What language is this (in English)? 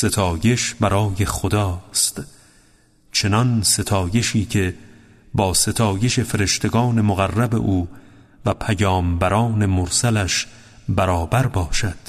Persian